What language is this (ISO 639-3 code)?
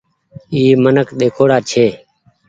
gig